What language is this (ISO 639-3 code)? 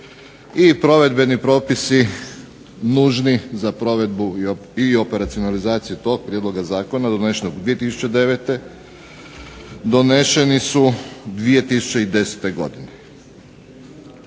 hrv